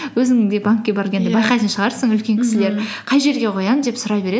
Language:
Kazakh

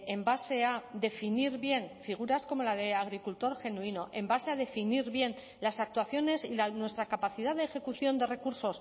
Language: Spanish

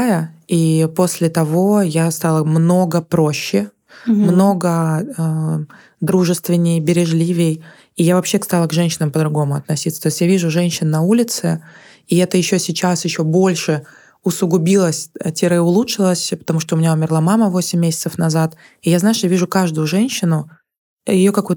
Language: Russian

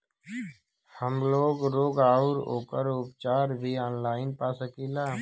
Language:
Bhojpuri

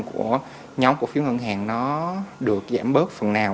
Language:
Vietnamese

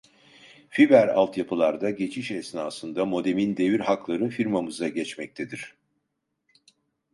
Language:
Turkish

